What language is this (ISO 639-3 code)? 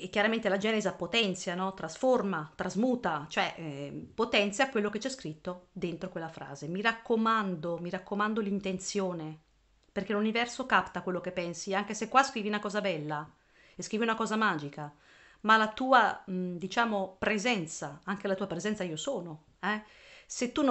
ita